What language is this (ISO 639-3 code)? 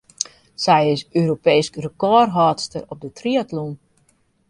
fry